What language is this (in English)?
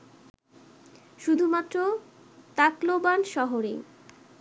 Bangla